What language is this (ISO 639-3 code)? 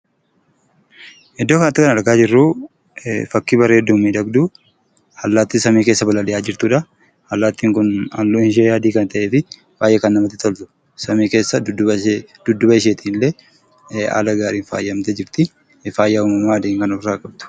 orm